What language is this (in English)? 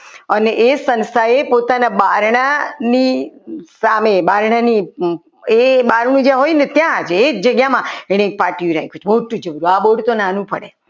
Gujarati